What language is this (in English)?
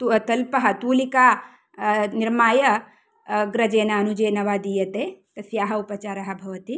Sanskrit